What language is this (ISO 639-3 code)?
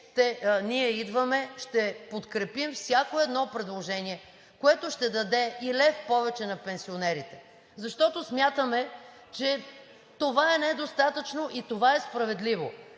bul